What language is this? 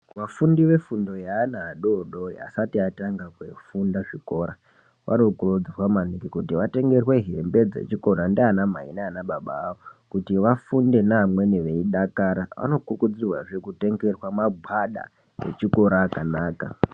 Ndau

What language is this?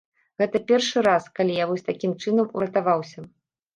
Belarusian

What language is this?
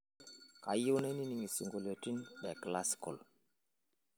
Masai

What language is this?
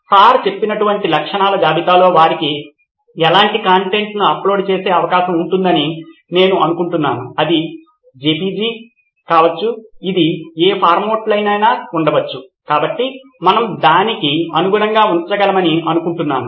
Telugu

